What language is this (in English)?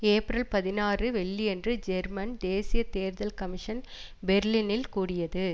Tamil